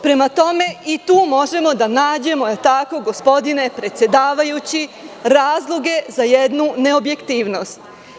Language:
Serbian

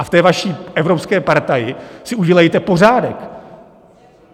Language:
Czech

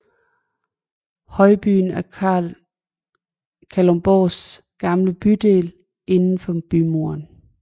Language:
Danish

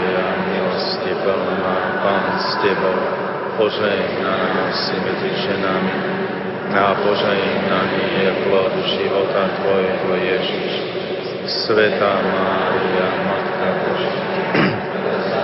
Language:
Slovak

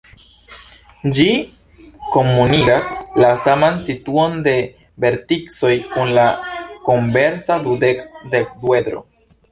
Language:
Esperanto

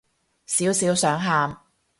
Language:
Cantonese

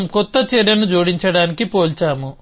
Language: Telugu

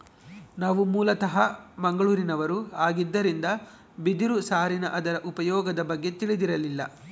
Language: Kannada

